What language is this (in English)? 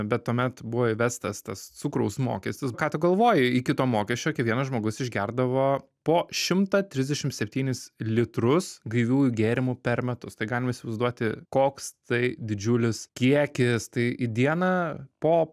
Lithuanian